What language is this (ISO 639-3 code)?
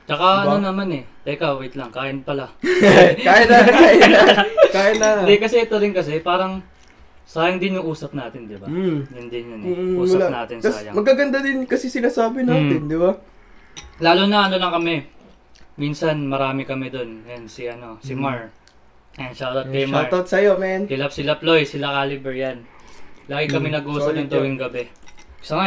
fil